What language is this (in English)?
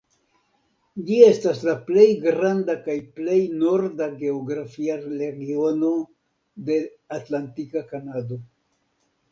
Esperanto